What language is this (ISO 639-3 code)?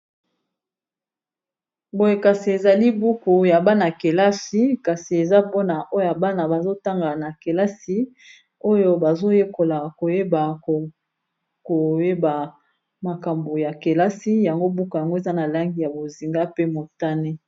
lin